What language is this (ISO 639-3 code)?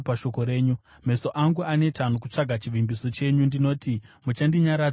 sna